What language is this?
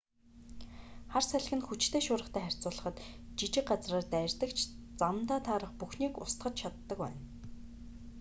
Mongolian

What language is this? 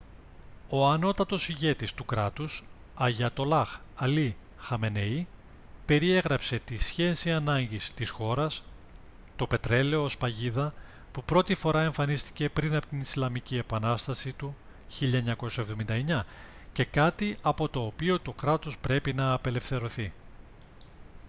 Greek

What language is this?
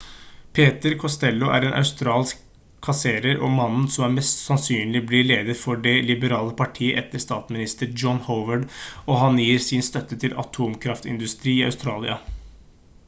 Norwegian Bokmål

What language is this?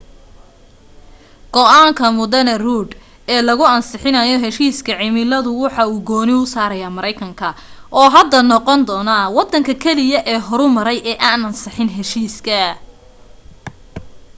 Somali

